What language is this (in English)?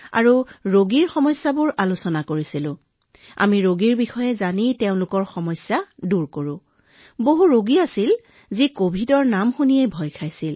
Assamese